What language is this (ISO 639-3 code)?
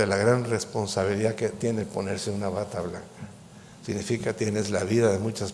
spa